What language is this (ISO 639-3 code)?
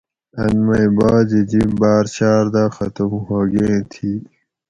gwc